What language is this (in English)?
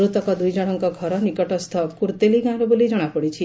Odia